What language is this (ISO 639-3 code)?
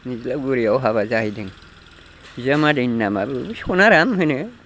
brx